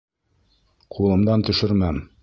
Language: Bashkir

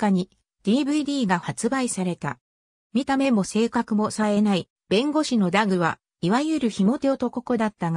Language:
Japanese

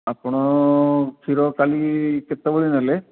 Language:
Odia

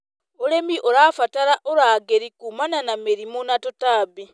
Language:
Kikuyu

